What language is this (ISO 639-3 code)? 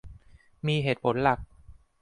tha